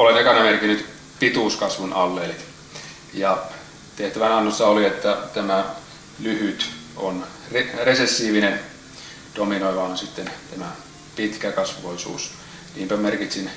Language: Finnish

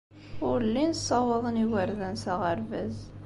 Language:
Kabyle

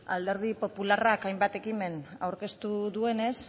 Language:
Basque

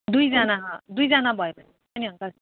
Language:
Nepali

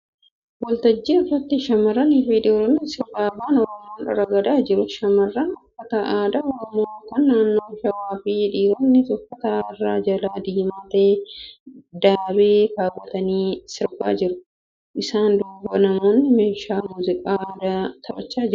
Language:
Oromo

